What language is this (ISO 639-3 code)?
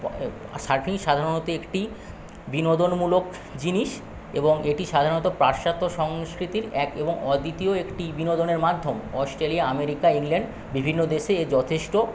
ben